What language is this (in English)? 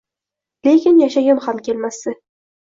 Uzbek